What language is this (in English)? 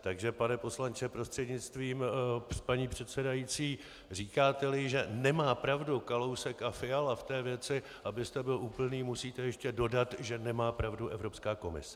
Czech